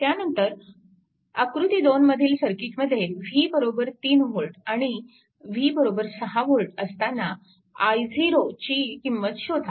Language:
Marathi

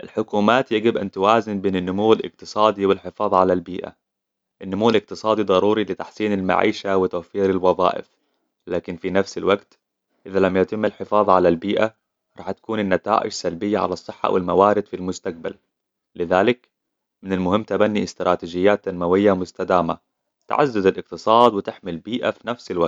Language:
Hijazi Arabic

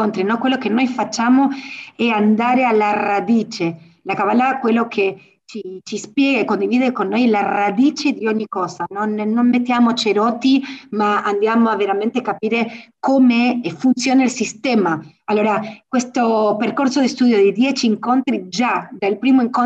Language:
Italian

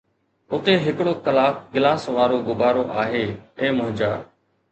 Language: Sindhi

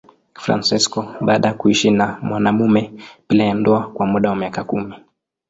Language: Swahili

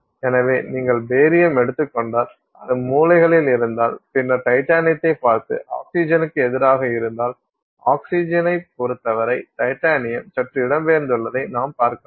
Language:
Tamil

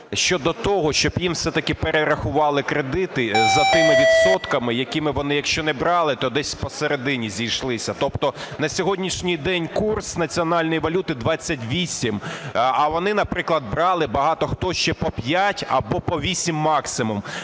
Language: Ukrainian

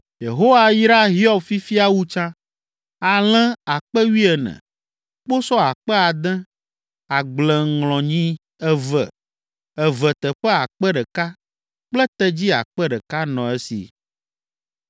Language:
Ewe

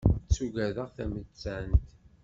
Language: Kabyle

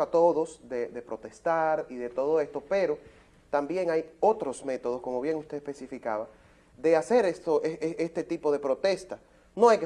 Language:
Spanish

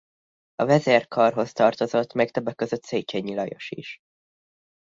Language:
Hungarian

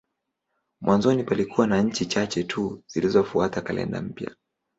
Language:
Swahili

